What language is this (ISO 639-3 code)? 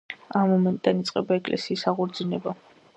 kat